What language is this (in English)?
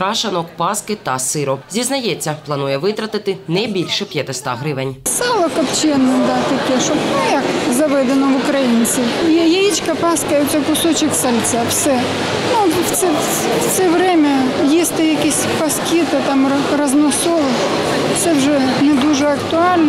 Ukrainian